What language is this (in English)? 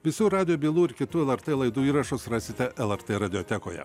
Lithuanian